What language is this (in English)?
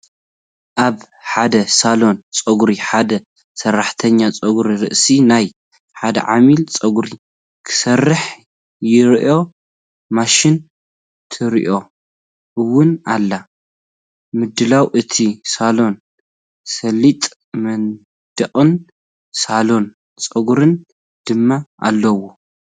Tigrinya